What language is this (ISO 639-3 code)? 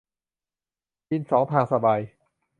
tha